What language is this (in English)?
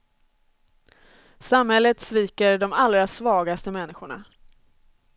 Swedish